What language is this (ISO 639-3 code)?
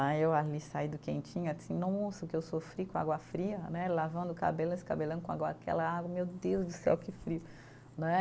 por